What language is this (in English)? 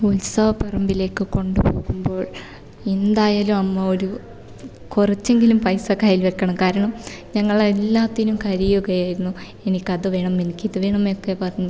Malayalam